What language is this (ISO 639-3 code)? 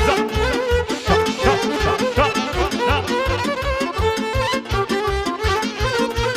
ron